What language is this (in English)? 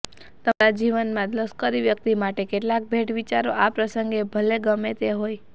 Gujarati